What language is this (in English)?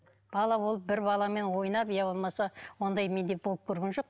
Kazakh